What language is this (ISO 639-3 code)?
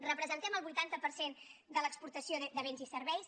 cat